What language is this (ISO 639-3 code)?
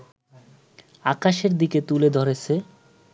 ben